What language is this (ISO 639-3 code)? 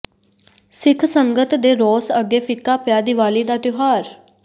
pan